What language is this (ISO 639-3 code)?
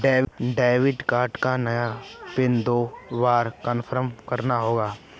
hin